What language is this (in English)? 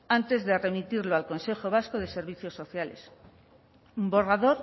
Spanish